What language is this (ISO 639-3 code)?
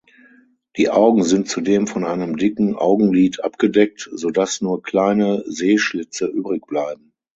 deu